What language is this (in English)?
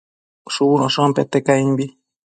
Matsés